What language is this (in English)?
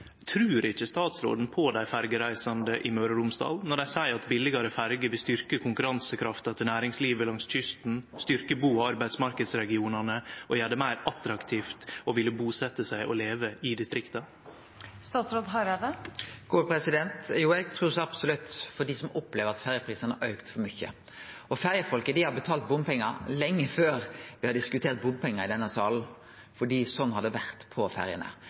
Norwegian Nynorsk